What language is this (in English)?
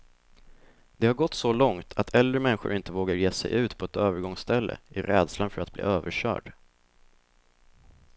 Swedish